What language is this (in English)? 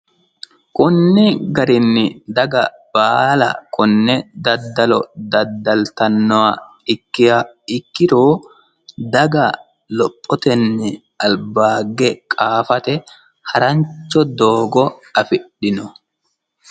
Sidamo